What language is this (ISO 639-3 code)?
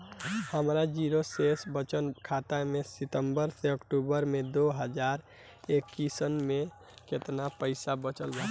bho